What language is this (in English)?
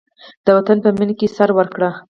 Pashto